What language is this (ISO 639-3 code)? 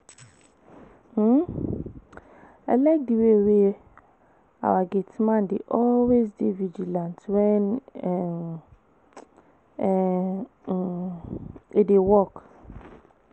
pcm